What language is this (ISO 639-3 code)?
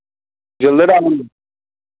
kas